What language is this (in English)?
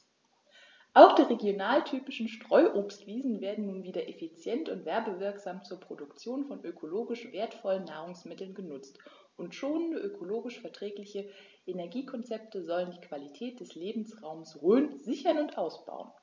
German